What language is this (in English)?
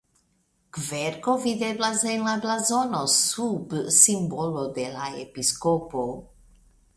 Esperanto